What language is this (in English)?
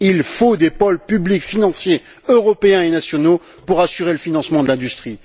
French